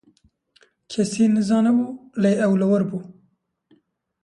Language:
Kurdish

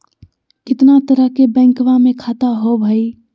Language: Magahi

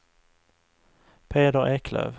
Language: Swedish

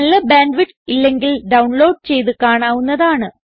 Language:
Malayalam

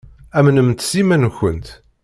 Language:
Kabyle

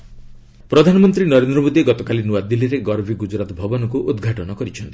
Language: Odia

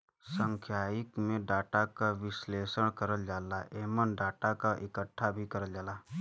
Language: Bhojpuri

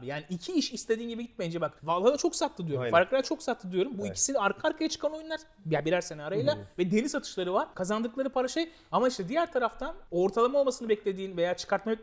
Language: Turkish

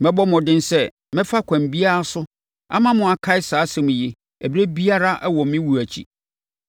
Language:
Akan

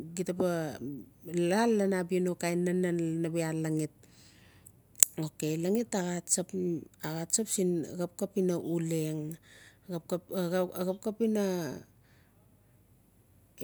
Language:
Notsi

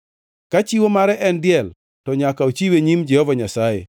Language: Luo (Kenya and Tanzania)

